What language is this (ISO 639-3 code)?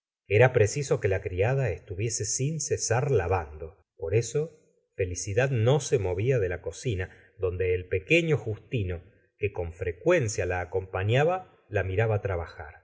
spa